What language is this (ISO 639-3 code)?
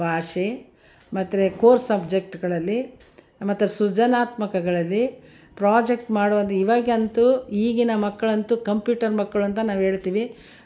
kan